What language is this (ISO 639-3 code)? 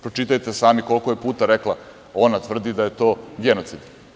srp